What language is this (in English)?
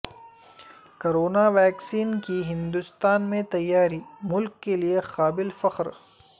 Urdu